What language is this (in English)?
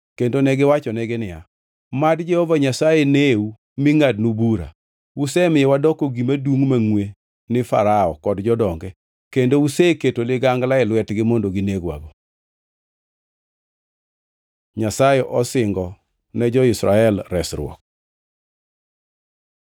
Luo (Kenya and Tanzania)